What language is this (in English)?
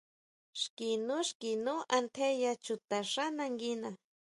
Huautla Mazatec